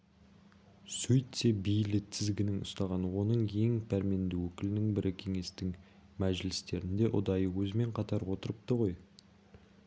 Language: Kazakh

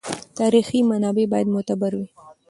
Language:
Pashto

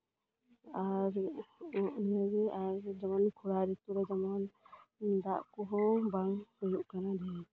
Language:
Santali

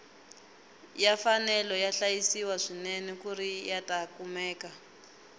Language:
Tsonga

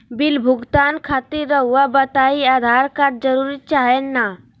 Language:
Magahi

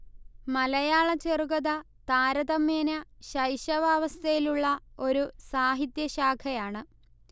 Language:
Malayalam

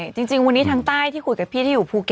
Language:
Thai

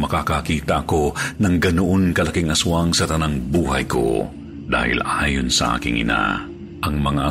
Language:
Filipino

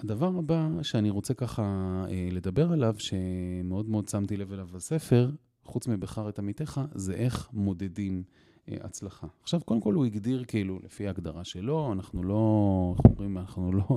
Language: Hebrew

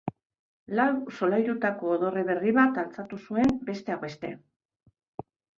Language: Basque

